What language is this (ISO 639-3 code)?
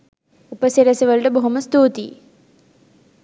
sin